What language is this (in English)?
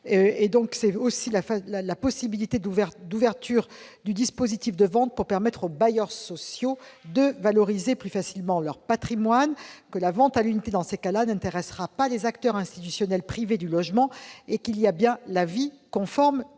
French